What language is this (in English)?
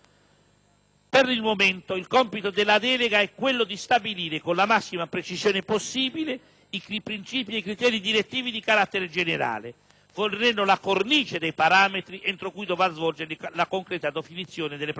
Italian